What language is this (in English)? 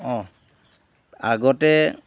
Assamese